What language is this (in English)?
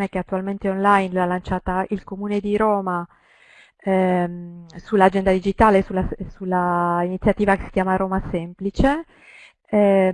Italian